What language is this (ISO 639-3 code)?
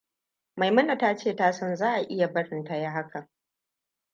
hau